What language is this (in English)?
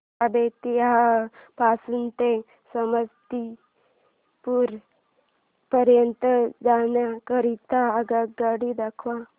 Marathi